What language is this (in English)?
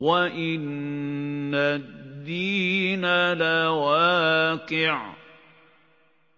Arabic